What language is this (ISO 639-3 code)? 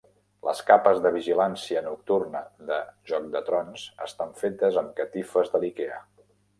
cat